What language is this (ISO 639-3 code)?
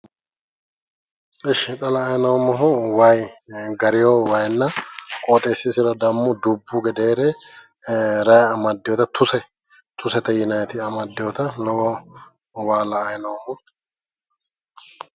sid